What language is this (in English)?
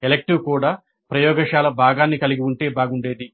Telugu